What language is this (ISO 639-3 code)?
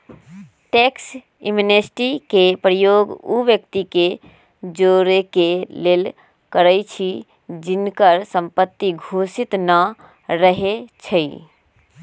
mag